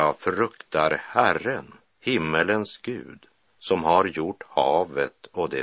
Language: Swedish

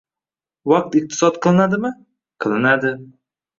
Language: Uzbek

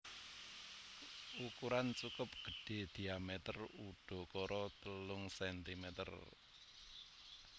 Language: Javanese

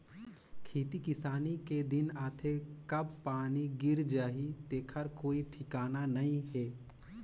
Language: Chhattisgarhi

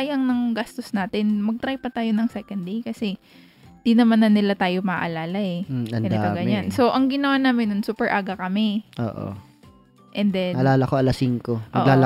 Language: Filipino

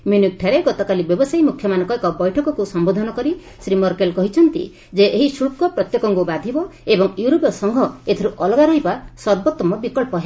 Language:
Odia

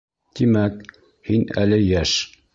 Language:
Bashkir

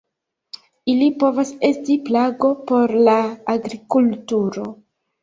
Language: Esperanto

